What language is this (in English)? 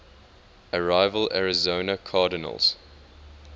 English